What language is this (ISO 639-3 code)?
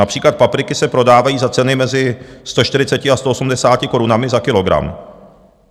ces